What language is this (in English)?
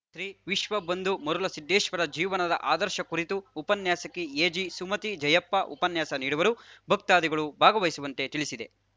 Kannada